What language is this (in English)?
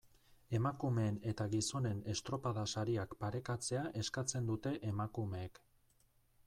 Basque